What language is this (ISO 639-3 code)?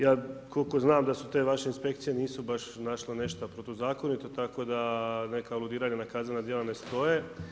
hrv